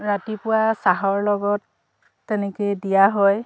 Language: Assamese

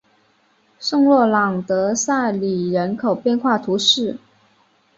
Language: Chinese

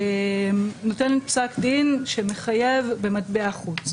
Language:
Hebrew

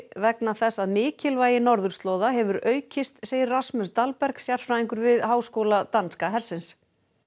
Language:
Icelandic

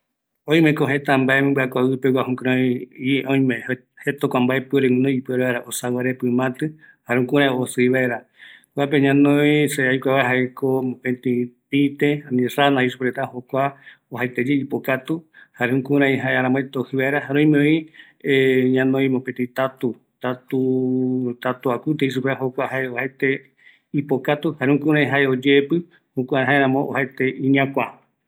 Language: Eastern Bolivian Guaraní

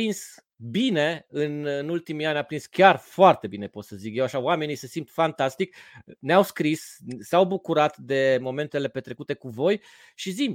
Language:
Romanian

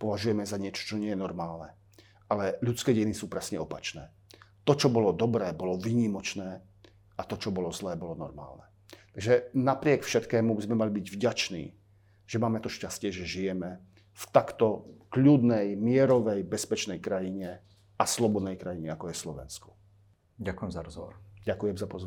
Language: Slovak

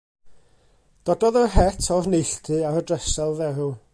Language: Welsh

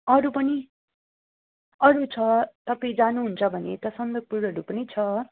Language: Nepali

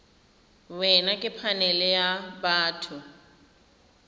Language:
Tswana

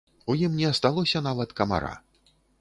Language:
Belarusian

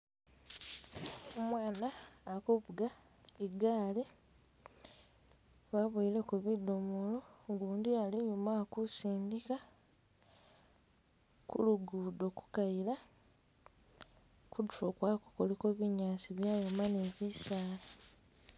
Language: Masaaba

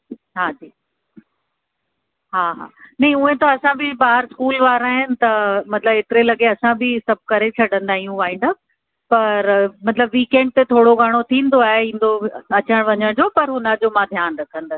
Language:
Sindhi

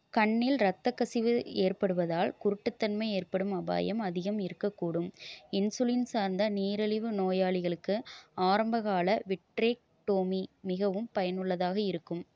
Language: Tamil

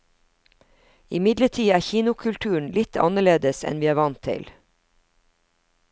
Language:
Norwegian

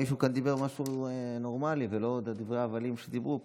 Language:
Hebrew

